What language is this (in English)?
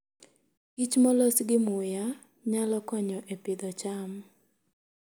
Luo (Kenya and Tanzania)